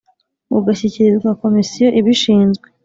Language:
Kinyarwanda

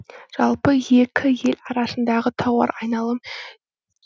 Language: Kazakh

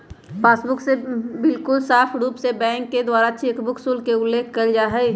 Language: Magahi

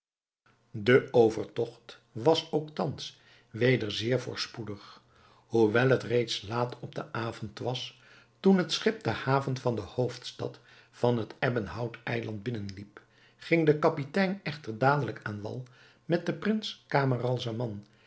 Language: Dutch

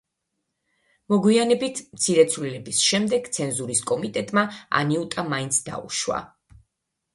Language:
Georgian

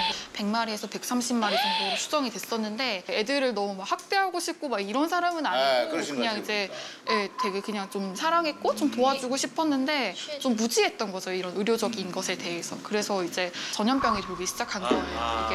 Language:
Korean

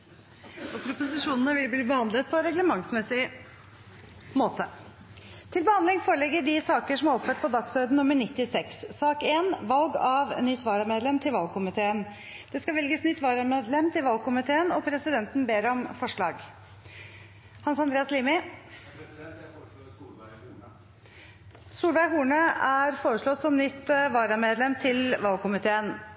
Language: Norwegian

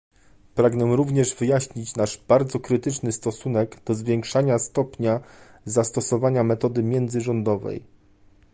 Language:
Polish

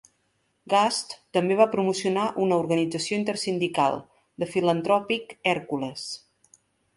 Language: Catalan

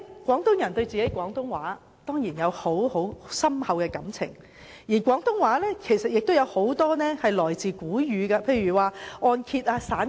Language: Cantonese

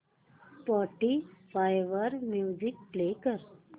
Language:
Marathi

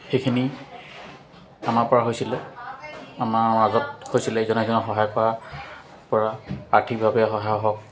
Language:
Assamese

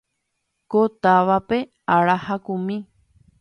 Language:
Guarani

